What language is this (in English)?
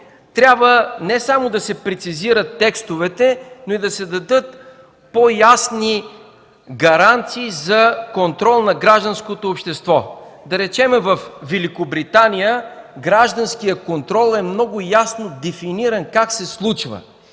Bulgarian